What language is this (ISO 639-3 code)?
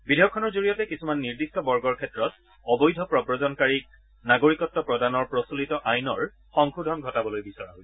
asm